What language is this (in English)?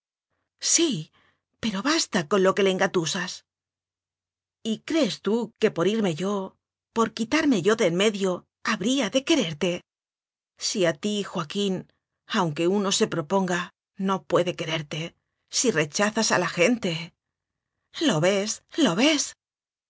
Spanish